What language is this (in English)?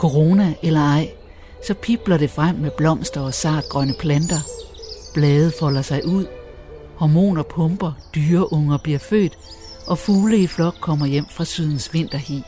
Danish